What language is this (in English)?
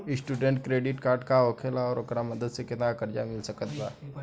Bhojpuri